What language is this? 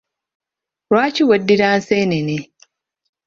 Ganda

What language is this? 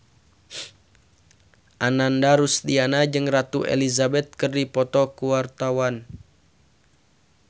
Sundanese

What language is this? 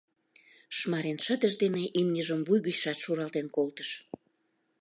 Mari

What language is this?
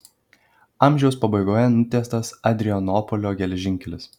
Lithuanian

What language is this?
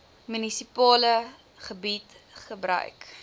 Afrikaans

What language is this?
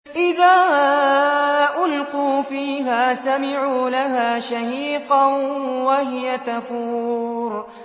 Arabic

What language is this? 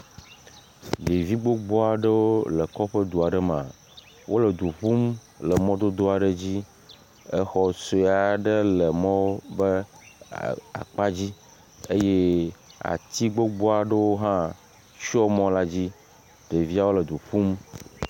Ewe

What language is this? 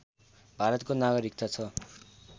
Nepali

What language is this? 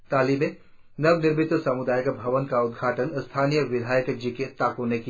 Hindi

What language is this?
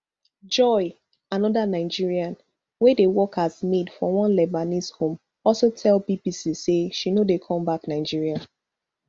Nigerian Pidgin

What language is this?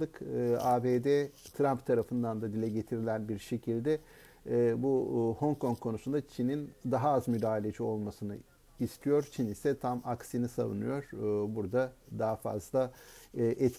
Turkish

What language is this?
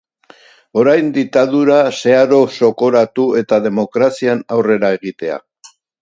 Basque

